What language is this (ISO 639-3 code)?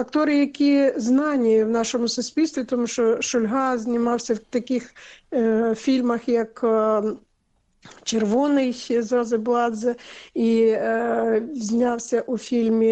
ukr